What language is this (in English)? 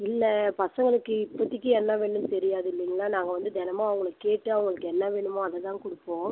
Tamil